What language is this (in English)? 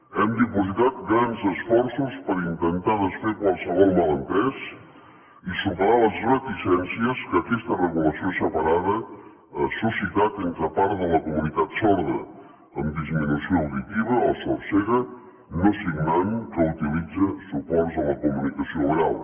Catalan